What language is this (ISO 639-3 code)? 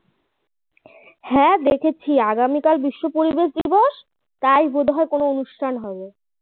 ben